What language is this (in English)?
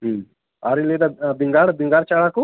Santali